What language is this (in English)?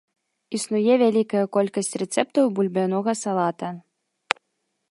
Belarusian